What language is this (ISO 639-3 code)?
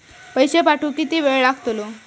mar